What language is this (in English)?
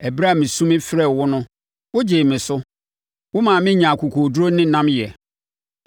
Akan